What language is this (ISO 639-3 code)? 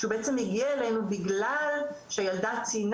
heb